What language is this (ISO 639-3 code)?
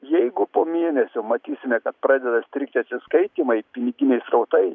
lit